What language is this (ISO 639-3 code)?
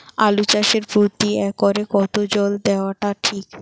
ben